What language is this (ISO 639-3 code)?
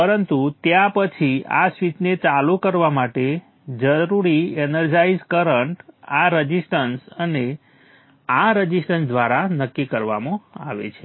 guj